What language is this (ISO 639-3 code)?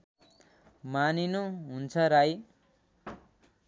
nep